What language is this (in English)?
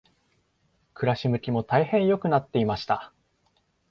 Japanese